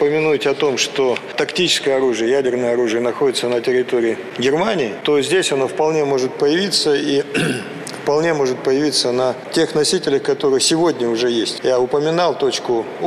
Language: Russian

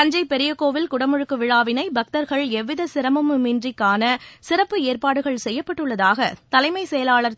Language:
Tamil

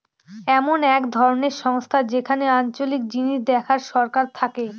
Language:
Bangla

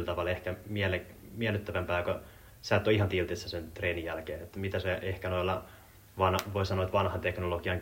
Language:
Finnish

